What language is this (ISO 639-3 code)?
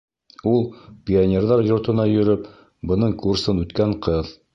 bak